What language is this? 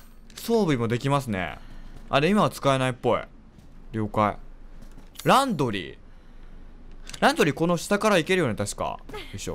Japanese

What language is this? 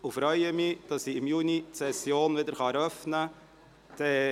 Swiss German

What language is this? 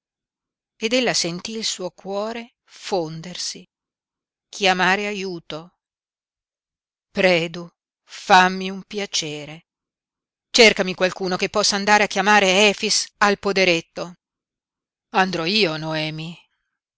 Italian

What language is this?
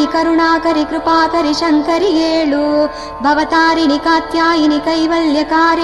Kannada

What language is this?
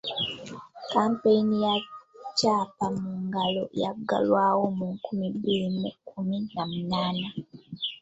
Ganda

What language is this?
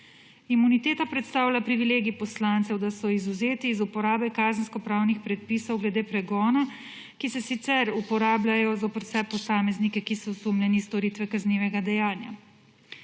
Slovenian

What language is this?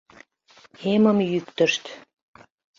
Mari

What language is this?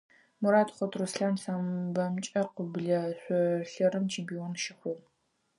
Adyghe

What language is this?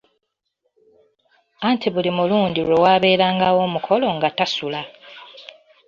Ganda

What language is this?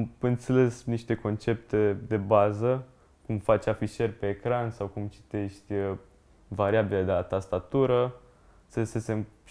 Romanian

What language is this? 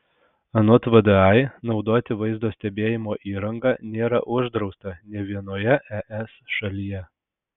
Lithuanian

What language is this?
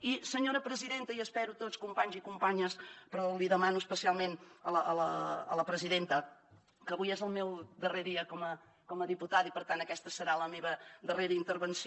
Catalan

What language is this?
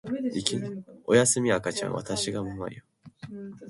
Japanese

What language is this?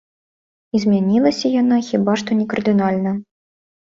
Belarusian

